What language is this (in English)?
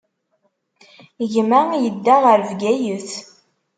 Kabyle